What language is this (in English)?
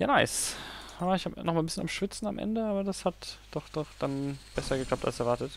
German